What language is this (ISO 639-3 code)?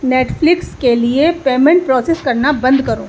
urd